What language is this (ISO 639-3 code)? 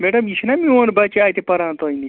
kas